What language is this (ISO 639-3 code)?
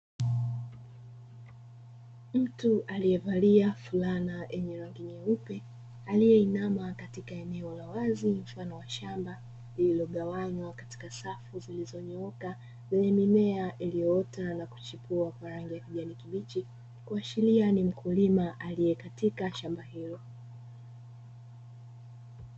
swa